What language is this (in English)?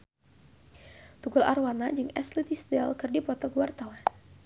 Sundanese